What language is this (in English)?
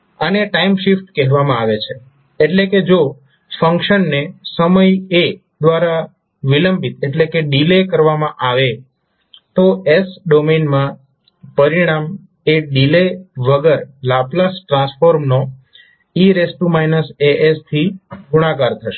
Gujarati